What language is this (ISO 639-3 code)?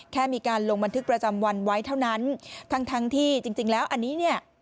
tha